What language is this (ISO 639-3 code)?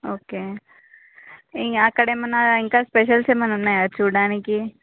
tel